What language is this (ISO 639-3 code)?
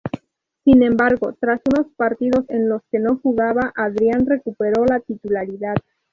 spa